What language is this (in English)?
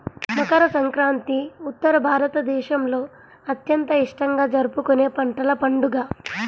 Telugu